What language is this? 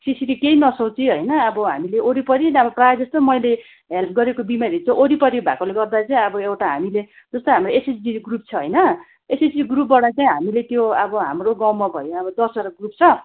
Nepali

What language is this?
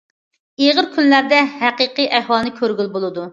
Uyghur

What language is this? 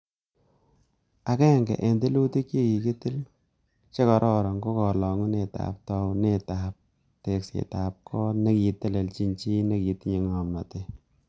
Kalenjin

